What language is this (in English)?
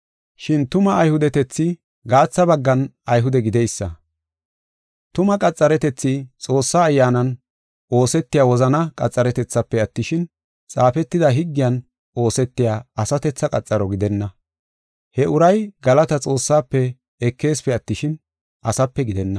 Gofa